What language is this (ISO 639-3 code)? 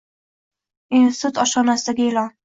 uzb